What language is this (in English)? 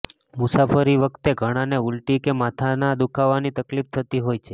Gujarati